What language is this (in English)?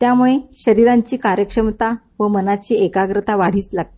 Marathi